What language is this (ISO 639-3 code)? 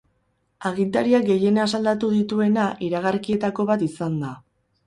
eus